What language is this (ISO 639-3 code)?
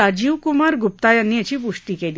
mar